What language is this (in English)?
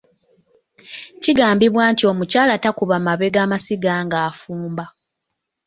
Ganda